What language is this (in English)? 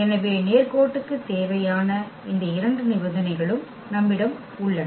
Tamil